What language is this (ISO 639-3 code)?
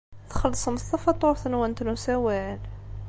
kab